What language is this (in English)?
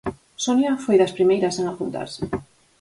Galician